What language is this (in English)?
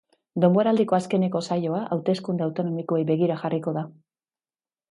Basque